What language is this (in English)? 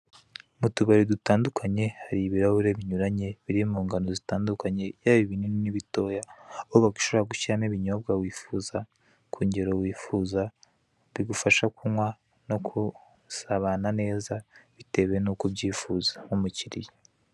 Kinyarwanda